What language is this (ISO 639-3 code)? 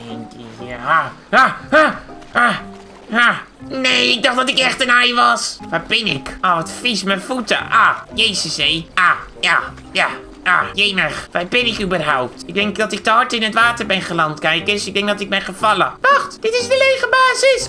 nld